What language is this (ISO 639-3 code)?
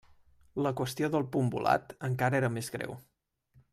cat